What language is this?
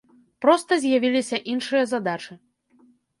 Belarusian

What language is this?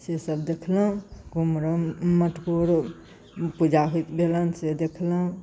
Maithili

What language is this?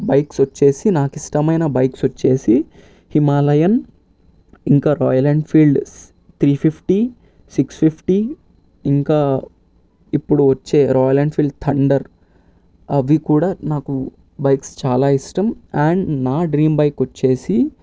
Telugu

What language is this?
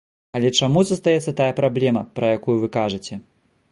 Belarusian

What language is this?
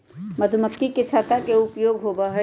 Magahi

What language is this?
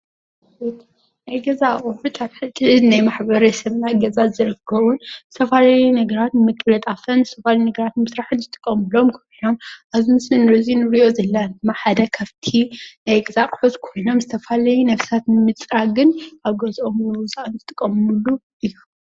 Tigrinya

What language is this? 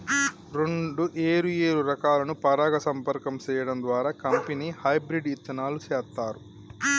Telugu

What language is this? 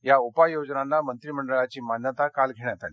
Marathi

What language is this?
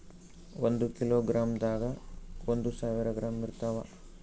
Kannada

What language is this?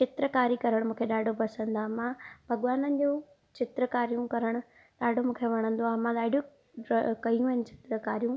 Sindhi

